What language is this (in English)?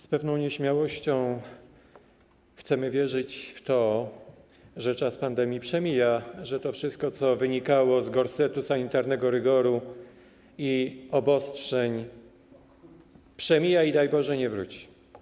Polish